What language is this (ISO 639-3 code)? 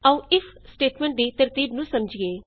pan